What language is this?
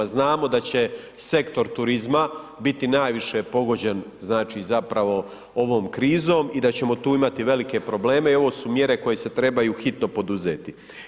Croatian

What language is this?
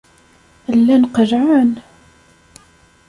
Kabyle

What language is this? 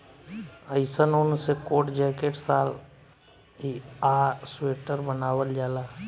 Bhojpuri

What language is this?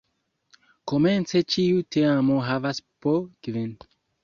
Esperanto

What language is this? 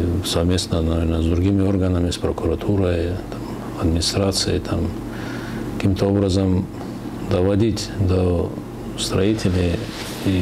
Russian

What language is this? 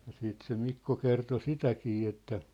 Finnish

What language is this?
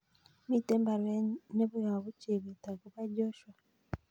Kalenjin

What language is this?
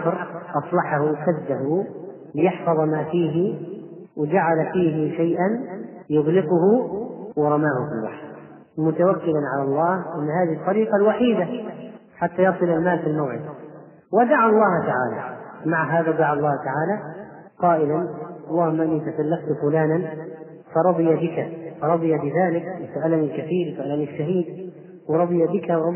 Arabic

